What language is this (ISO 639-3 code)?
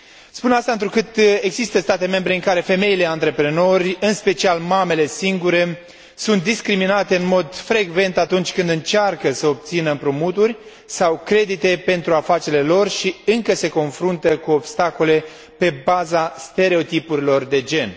ron